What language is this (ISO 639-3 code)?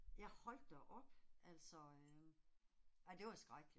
dan